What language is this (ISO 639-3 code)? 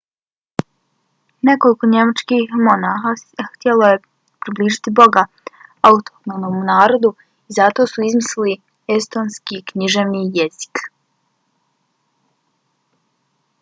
bos